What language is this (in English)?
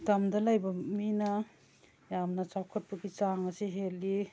Manipuri